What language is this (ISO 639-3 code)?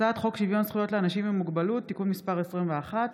heb